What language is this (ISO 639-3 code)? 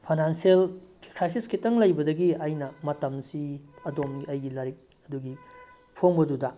mni